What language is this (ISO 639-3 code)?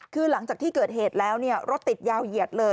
tha